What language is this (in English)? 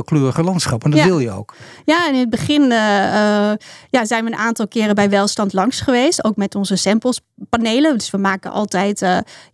Dutch